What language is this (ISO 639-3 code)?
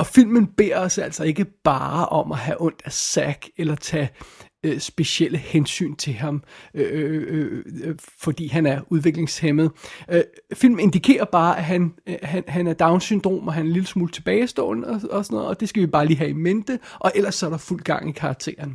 dan